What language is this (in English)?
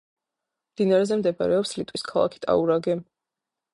Georgian